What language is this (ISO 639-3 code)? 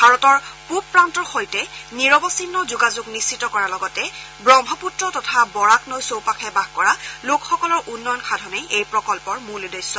asm